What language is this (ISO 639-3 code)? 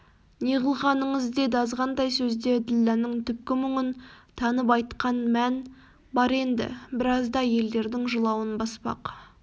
kaz